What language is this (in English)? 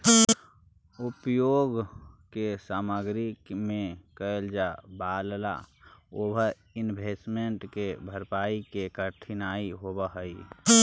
Magahi